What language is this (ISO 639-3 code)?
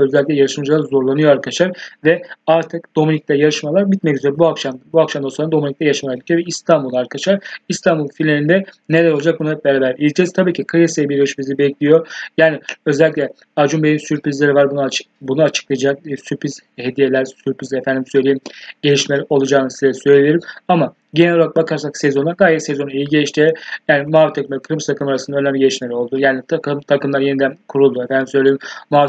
tur